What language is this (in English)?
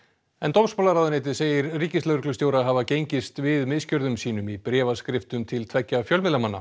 Icelandic